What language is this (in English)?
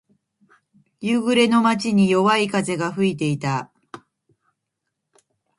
Japanese